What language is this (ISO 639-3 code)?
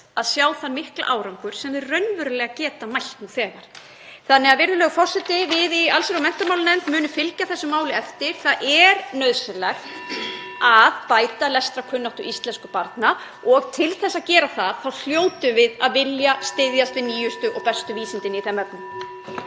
isl